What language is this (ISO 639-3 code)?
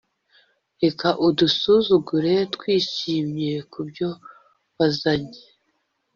kin